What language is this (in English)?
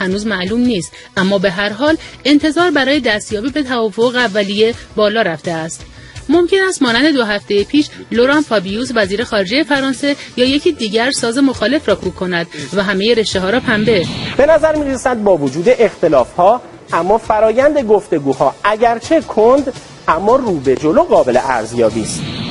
Persian